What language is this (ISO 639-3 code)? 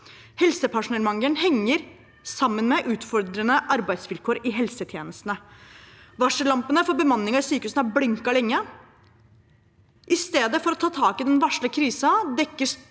nor